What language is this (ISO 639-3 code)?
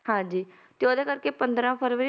pan